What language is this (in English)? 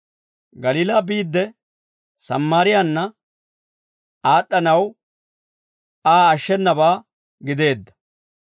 Dawro